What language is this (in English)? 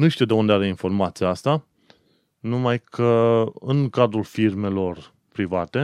Romanian